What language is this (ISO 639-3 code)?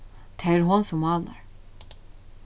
fao